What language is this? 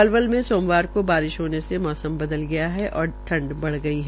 Hindi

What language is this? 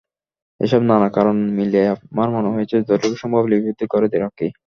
Bangla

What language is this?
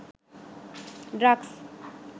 Sinhala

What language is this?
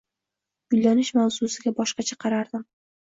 Uzbek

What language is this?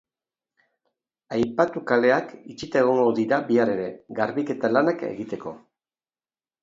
Basque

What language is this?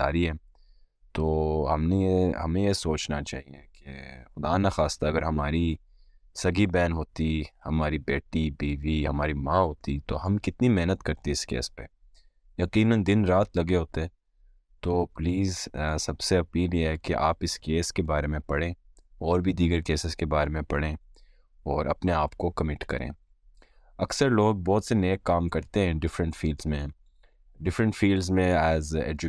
Urdu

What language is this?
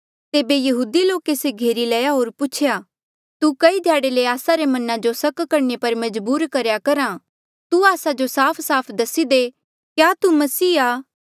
Mandeali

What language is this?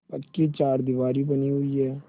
Hindi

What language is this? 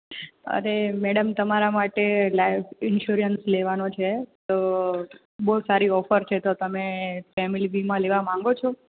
Gujarati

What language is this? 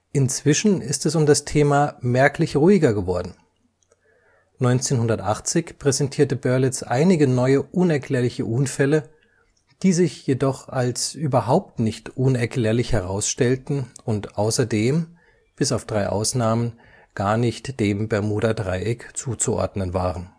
German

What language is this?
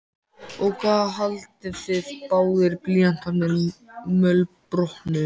Icelandic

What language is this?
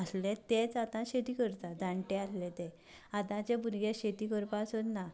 Konkani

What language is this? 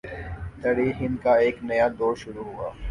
Urdu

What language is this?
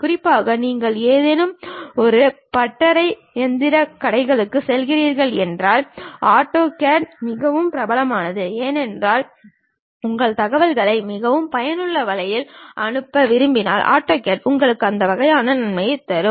Tamil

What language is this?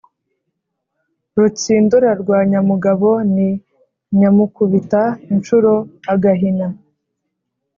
Kinyarwanda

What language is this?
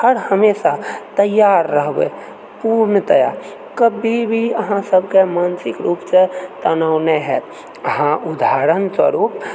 Maithili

